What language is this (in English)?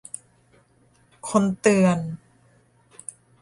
Thai